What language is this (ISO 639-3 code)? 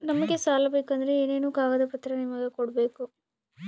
kan